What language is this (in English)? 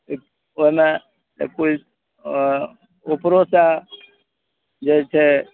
Maithili